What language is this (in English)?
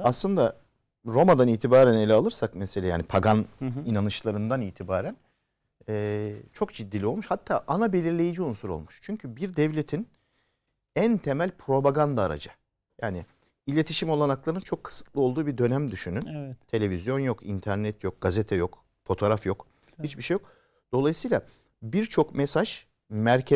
Turkish